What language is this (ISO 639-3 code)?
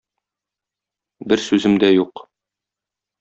tat